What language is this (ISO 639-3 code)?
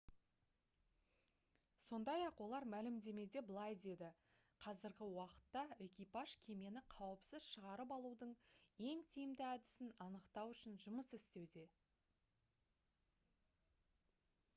kaz